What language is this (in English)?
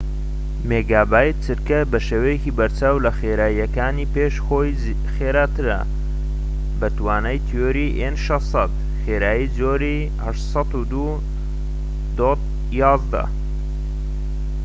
Central Kurdish